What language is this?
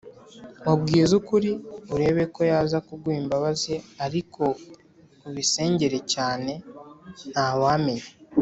Kinyarwanda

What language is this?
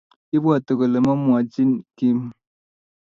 Kalenjin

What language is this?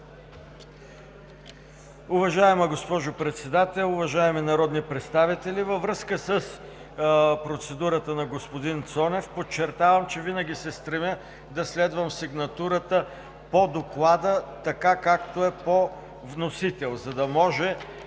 Bulgarian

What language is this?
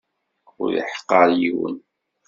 Kabyle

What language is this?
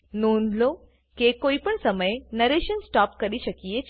Gujarati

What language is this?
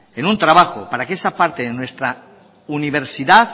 Spanish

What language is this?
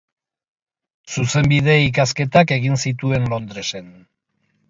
Basque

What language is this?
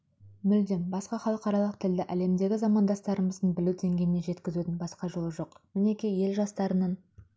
Kazakh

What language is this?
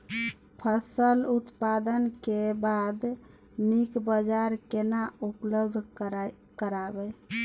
Maithili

